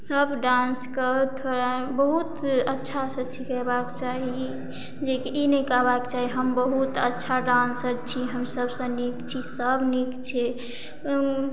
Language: Maithili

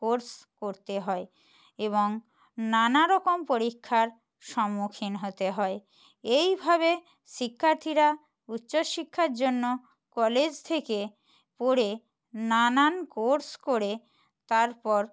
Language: Bangla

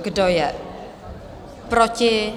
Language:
Czech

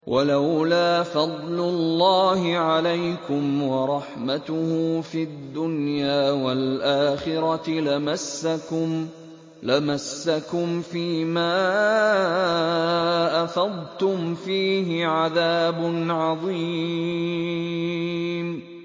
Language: Arabic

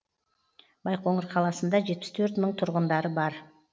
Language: Kazakh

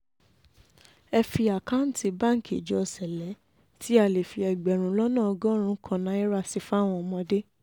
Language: Yoruba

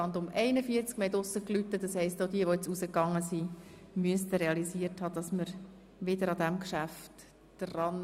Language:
Swiss German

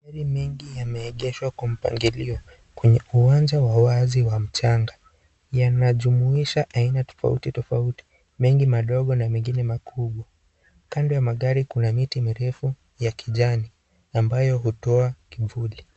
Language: Swahili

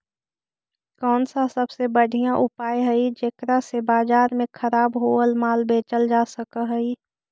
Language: Magahi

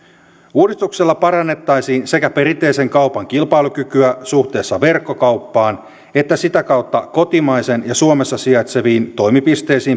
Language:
Finnish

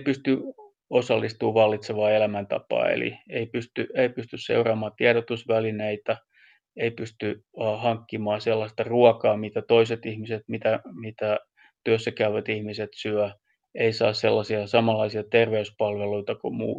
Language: Finnish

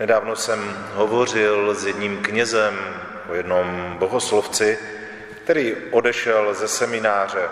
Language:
Czech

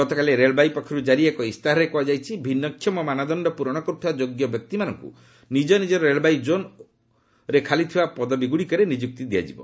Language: Odia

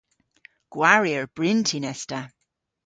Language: Cornish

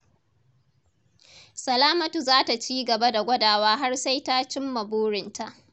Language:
Hausa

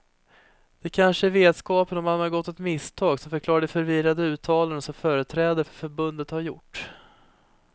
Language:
Swedish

